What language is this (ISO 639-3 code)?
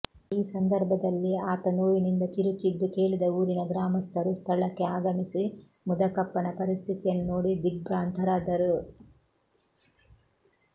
kan